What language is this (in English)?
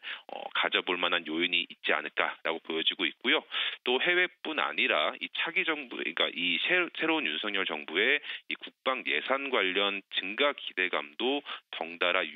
Korean